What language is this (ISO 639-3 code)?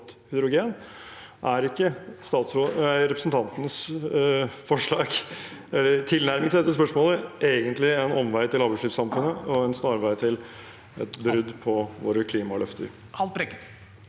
nor